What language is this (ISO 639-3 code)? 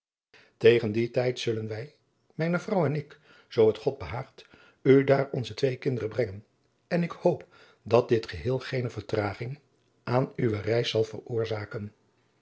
nld